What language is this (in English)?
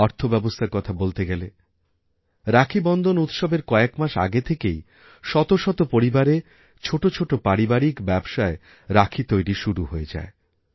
Bangla